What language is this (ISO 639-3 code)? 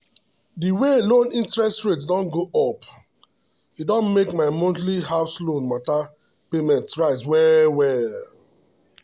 pcm